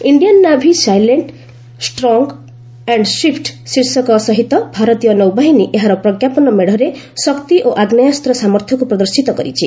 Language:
Odia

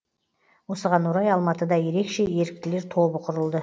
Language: Kazakh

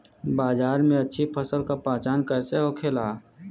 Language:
Bhojpuri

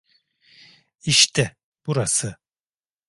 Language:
Turkish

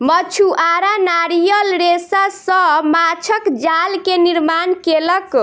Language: Maithili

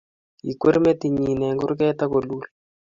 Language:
Kalenjin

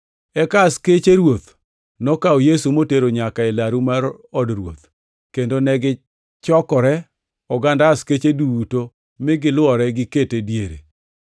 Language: Luo (Kenya and Tanzania)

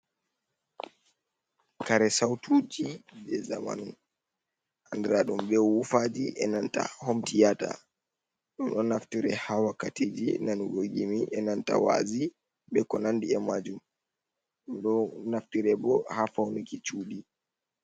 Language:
Fula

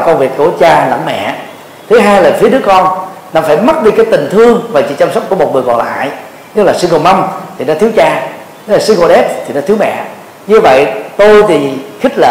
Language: Vietnamese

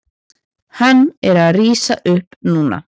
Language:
Icelandic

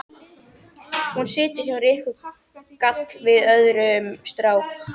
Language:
Icelandic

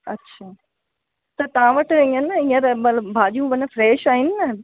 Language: Sindhi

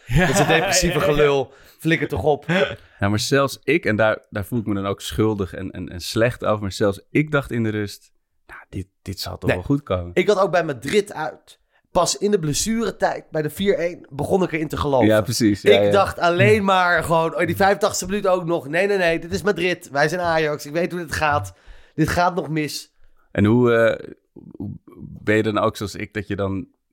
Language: Dutch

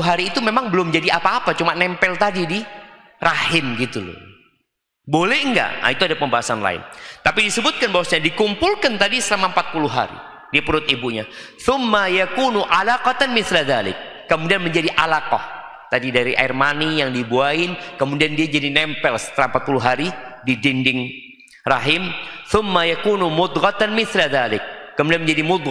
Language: Indonesian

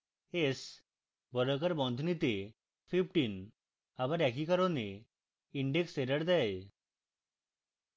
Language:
Bangla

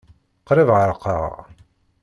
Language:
Kabyle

